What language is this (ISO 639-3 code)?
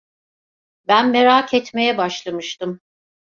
tur